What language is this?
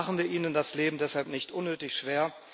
German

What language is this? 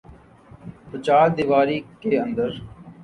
Urdu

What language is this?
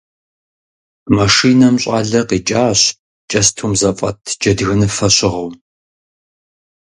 Kabardian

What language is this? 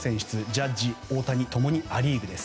Japanese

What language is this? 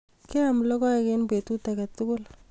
Kalenjin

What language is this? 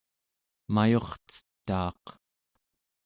Central Yupik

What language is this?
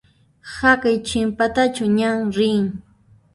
Puno Quechua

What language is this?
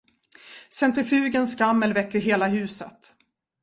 Swedish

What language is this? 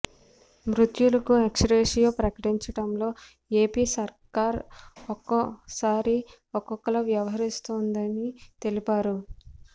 Telugu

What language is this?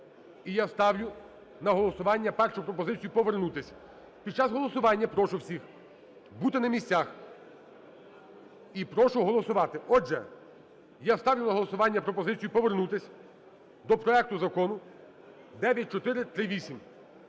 Ukrainian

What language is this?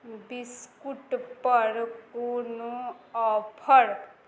Maithili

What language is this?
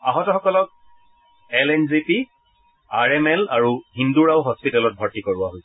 Assamese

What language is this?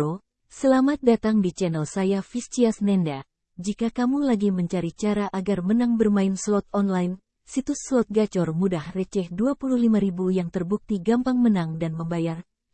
Indonesian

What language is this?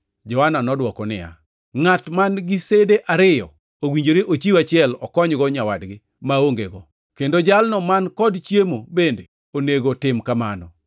Luo (Kenya and Tanzania)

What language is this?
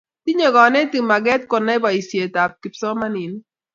Kalenjin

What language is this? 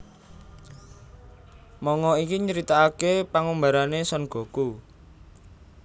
Javanese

